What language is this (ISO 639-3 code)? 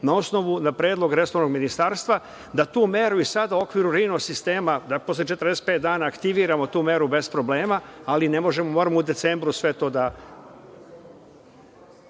srp